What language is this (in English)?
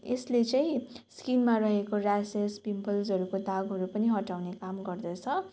Nepali